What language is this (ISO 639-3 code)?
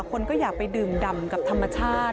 tha